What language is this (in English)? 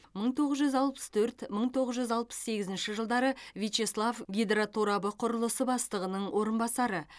Kazakh